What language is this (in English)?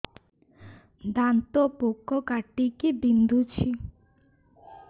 Odia